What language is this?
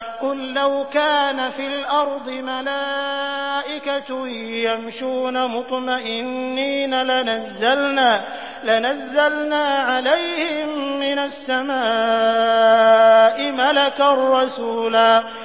Arabic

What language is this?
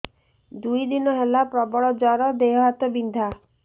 Odia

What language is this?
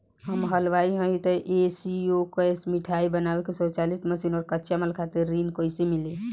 Bhojpuri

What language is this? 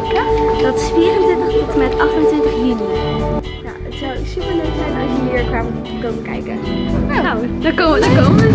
Dutch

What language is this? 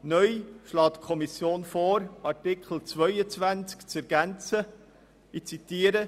Swiss German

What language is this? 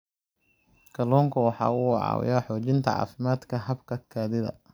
Somali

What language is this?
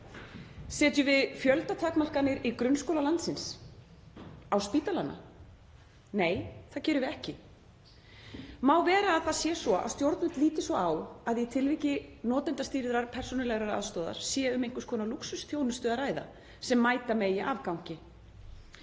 Icelandic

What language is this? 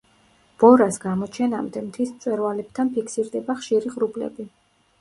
Georgian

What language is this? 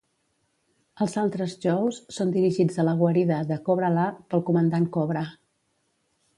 Catalan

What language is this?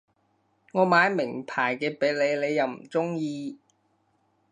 Cantonese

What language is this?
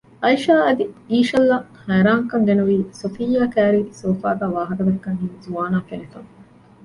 Divehi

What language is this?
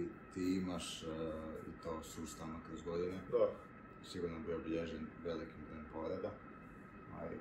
Croatian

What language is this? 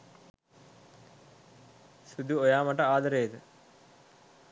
Sinhala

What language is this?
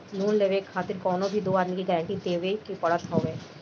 Bhojpuri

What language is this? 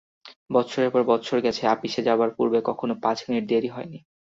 Bangla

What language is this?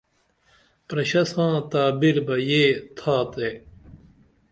Dameli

